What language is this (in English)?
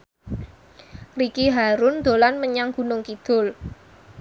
Javanese